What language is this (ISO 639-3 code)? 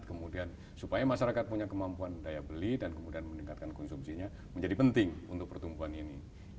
ind